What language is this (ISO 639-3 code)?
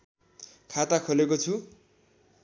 nep